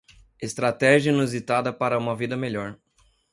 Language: Portuguese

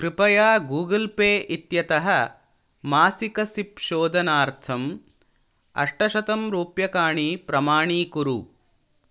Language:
Sanskrit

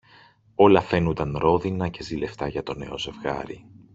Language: Greek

